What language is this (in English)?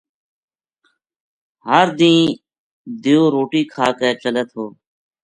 Gujari